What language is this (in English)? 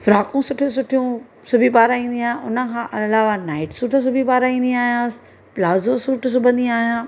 Sindhi